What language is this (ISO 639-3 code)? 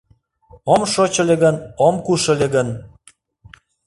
chm